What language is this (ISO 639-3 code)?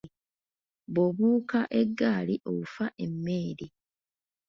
lug